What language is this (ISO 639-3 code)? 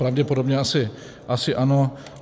ces